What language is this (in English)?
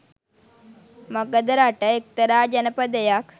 Sinhala